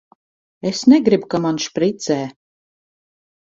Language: Latvian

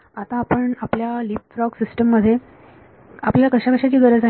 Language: Marathi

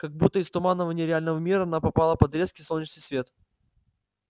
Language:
Russian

